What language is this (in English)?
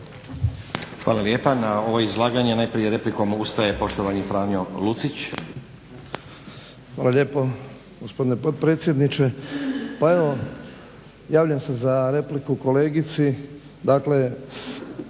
Croatian